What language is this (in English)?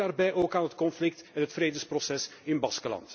Dutch